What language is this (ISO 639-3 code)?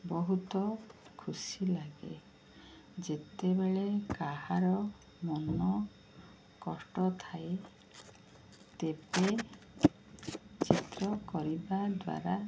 ori